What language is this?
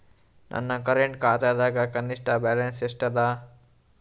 Kannada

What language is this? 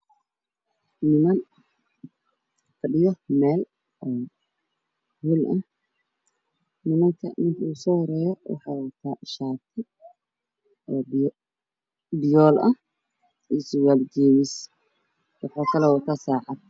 Somali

